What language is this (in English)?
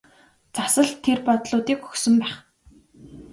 Mongolian